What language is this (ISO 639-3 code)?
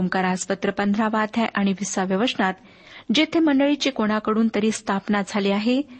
mar